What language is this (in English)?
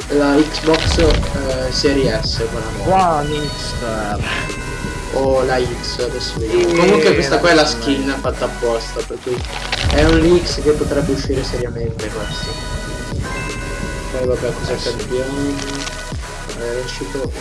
Italian